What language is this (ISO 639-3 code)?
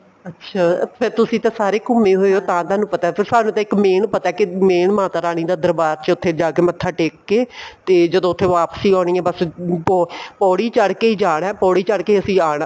pan